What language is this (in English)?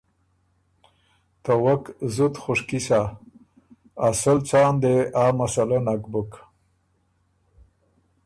Ormuri